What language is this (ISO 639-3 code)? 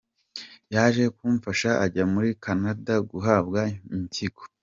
kin